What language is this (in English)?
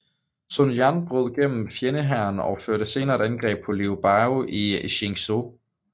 Danish